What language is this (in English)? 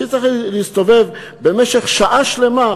Hebrew